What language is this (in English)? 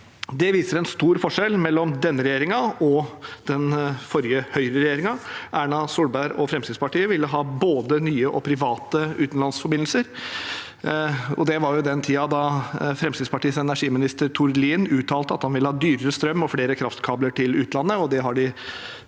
Norwegian